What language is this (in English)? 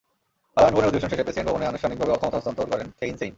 Bangla